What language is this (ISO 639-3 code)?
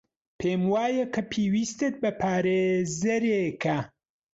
ckb